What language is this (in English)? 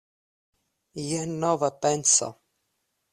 Esperanto